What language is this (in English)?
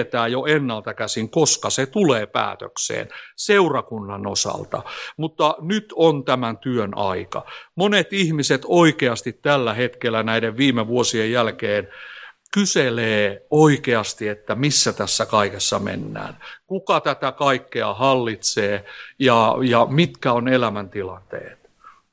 Finnish